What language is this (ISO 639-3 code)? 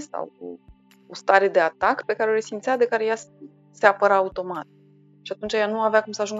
ron